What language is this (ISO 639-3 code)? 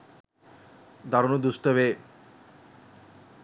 sin